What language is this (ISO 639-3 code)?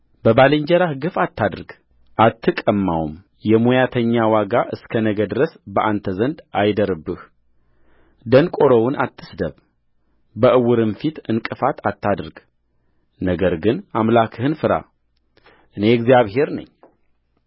amh